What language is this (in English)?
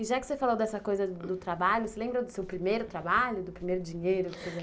Portuguese